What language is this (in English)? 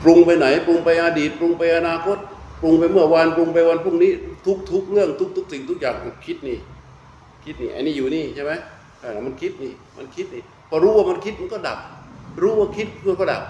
Thai